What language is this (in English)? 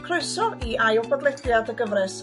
Welsh